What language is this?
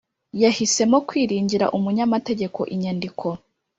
Kinyarwanda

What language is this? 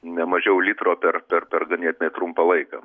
Lithuanian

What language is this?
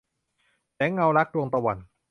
Thai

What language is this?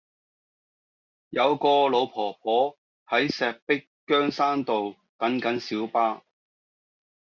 Cantonese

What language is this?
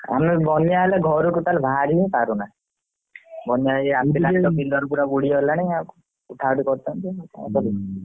Odia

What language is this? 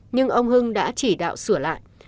Vietnamese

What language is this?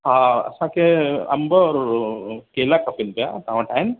Sindhi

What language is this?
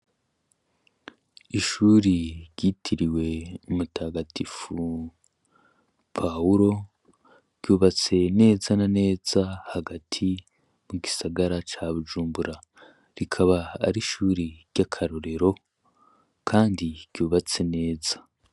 Rundi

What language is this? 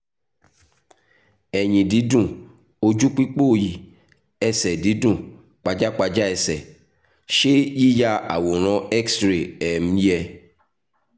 Yoruba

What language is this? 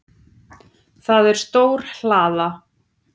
Icelandic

